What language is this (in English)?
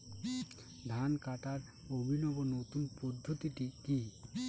Bangla